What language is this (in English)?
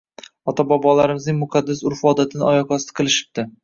Uzbek